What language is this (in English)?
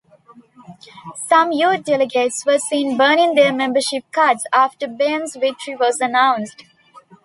English